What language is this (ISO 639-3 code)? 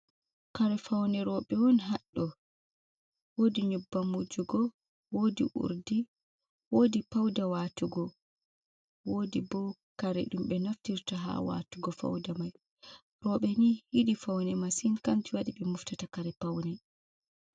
ful